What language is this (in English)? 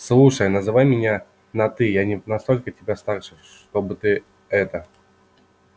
Russian